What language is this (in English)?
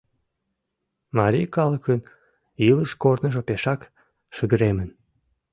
Mari